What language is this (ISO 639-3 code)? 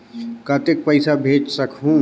hne